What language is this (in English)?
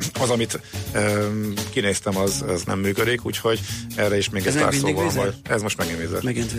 Hungarian